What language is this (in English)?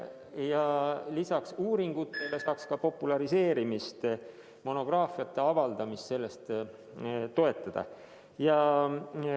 Estonian